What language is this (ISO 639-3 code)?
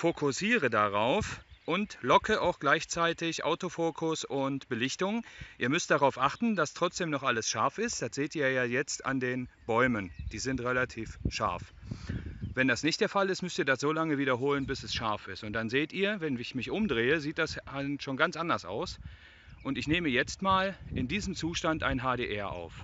deu